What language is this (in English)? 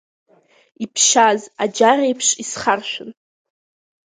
Abkhazian